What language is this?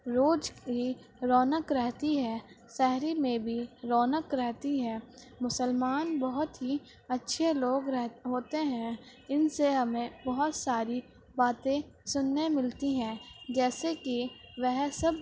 Urdu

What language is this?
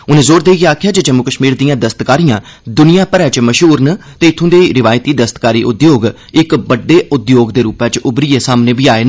Dogri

